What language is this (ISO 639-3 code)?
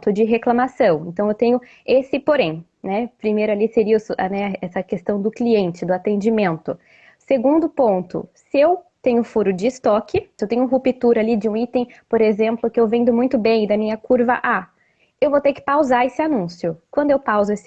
por